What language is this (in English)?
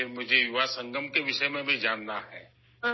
Urdu